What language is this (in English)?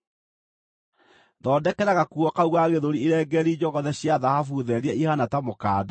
Kikuyu